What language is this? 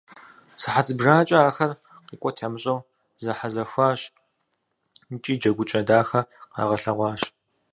Kabardian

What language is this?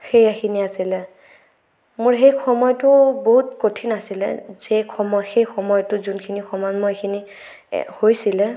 Assamese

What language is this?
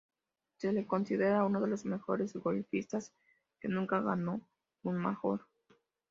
Spanish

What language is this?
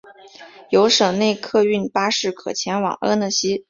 Chinese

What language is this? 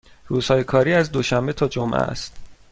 Persian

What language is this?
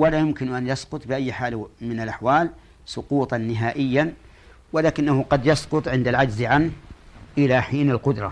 Arabic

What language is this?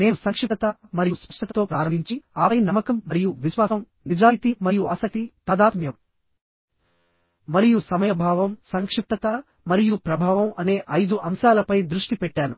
Telugu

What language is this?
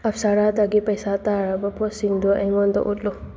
Manipuri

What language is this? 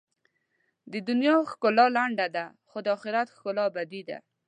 Pashto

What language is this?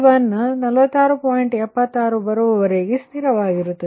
Kannada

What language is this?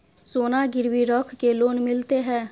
Maithili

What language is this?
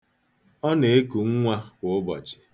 Igbo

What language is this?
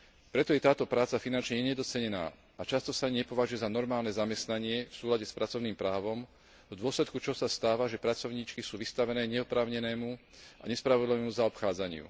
Slovak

